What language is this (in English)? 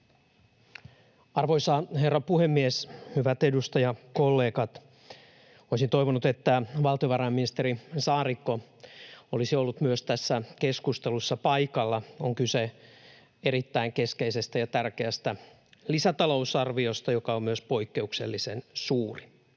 Finnish